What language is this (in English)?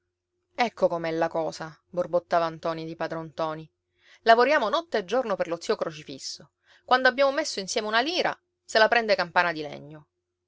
Italian